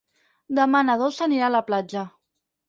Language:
Catalan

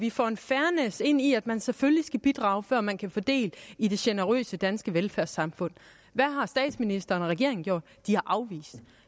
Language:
Danish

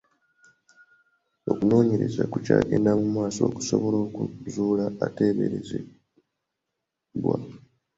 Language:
Ganda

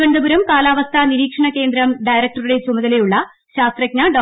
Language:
Malayalam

